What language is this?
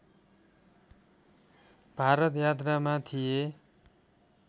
Nepali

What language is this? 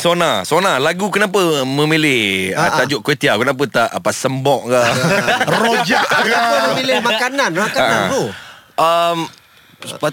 Malay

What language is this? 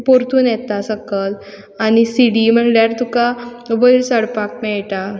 Konkani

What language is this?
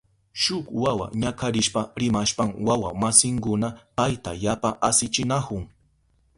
Southern Pastaza Quechua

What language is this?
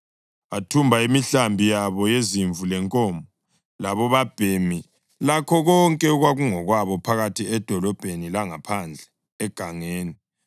North Ndebele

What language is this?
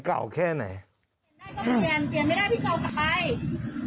Thai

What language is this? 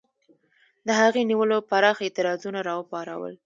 Pashto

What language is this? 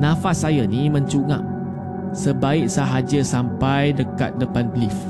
Malay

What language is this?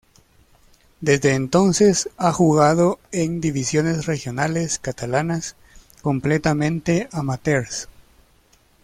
Spanish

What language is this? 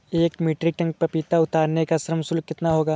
Hindi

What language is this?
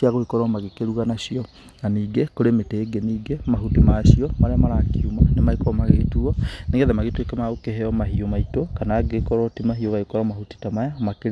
Kikuyu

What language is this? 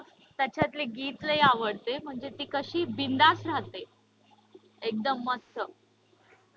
Marathi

